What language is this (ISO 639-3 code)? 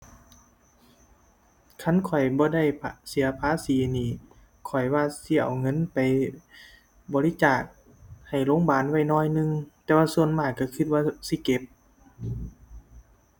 tha